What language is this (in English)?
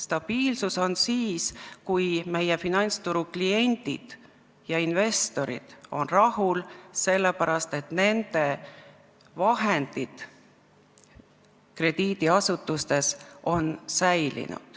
Estonian